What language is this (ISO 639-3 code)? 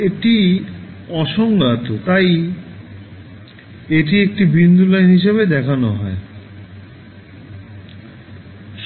ben